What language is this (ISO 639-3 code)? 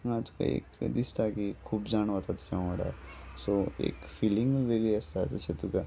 kok